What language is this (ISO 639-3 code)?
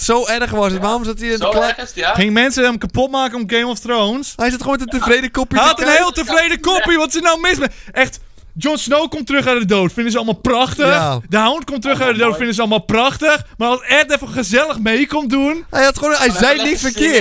nld